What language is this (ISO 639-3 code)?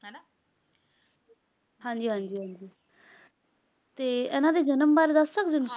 pan